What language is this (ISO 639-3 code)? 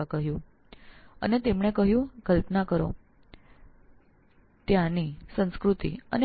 guj